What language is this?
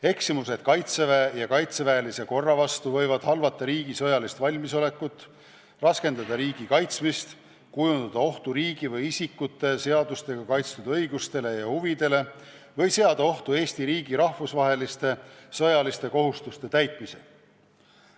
Estonian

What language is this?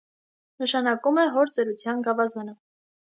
Armenian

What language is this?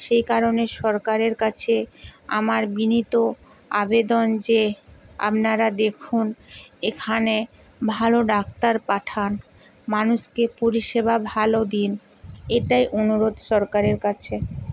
Bangla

